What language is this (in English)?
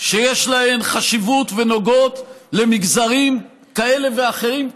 Hebrew